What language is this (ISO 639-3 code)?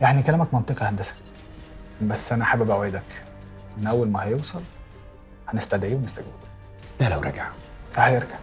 ara